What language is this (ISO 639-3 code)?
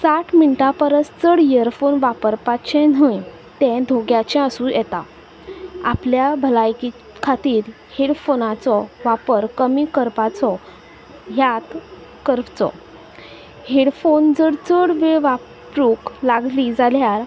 kok